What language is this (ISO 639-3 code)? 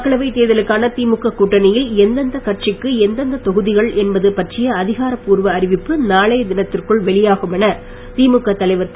tam